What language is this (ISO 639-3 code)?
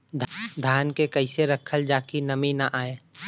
bho